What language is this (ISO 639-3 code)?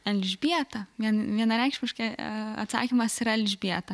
lit